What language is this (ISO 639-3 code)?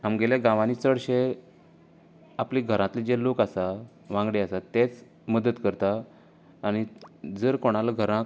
kok